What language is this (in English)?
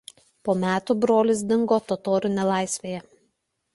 Lithuanian